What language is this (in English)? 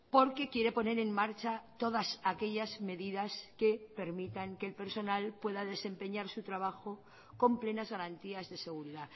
Spanish